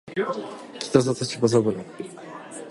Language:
Japanese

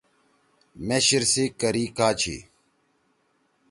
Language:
Torwali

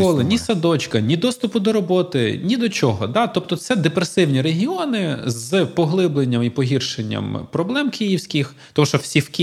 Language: Ukrainian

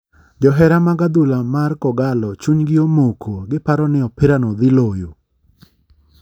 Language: Luo (Kenya and Tanzania)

